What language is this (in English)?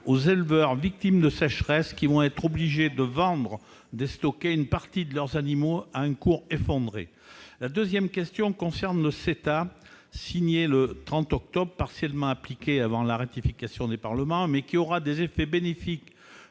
French